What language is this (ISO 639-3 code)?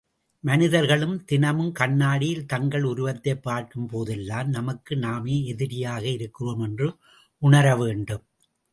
tam